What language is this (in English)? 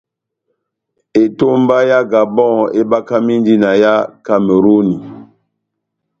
Batanga